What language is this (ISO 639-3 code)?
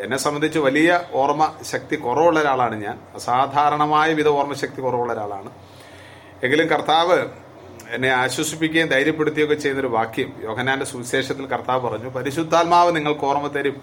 mal